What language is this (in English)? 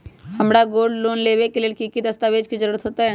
Magahi